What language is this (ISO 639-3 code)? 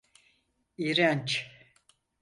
tur